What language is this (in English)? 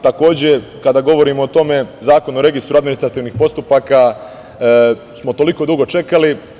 Serbian